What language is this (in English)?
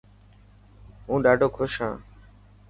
Dhatki